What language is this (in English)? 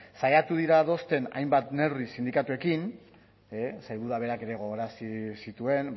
Basque